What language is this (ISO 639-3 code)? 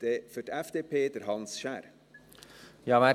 gsw